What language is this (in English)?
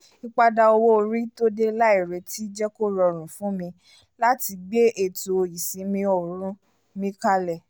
Yoruba